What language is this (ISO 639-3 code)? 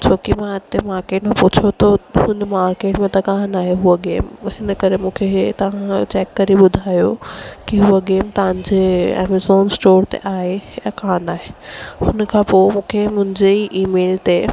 snd